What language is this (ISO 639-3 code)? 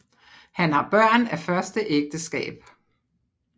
dan